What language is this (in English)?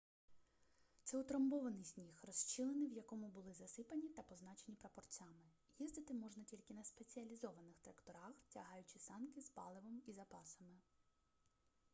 Ukrainian